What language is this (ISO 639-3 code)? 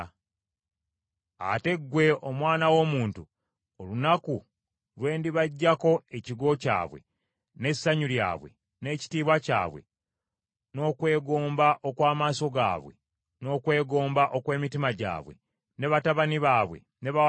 lug